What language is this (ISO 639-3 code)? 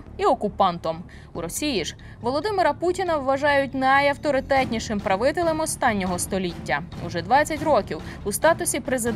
ukr